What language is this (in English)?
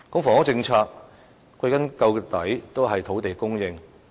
Cantonese